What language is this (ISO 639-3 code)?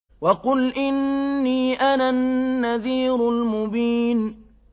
ara